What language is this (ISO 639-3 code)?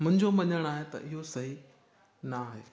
snd